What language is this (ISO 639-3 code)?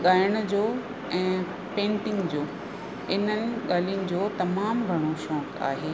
snd